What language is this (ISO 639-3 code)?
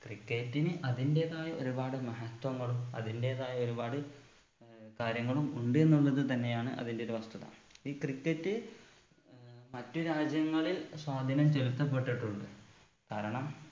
mal